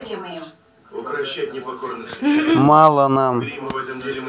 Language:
Russian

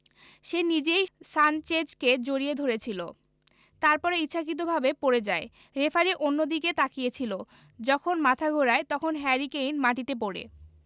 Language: Bangla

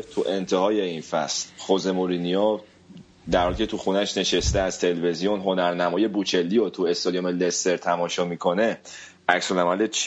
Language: Persian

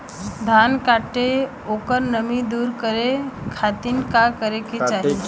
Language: Bhojpuri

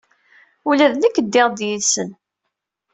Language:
Kabyle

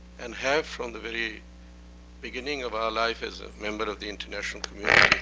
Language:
English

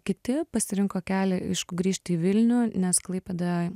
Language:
Lithuanian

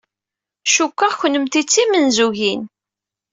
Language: Kabyle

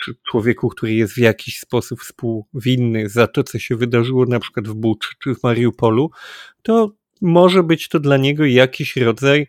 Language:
Polish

